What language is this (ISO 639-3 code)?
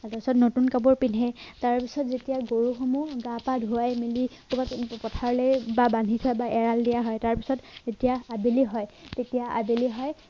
asm